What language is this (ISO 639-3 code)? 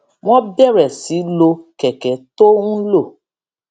yor